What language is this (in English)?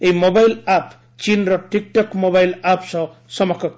Odia